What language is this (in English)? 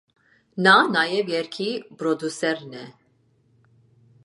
Armenian